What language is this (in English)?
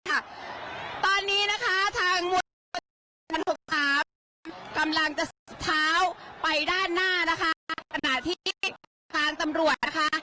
Thai